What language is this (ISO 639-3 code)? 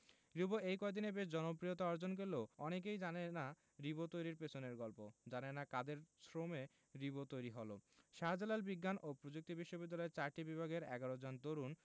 ben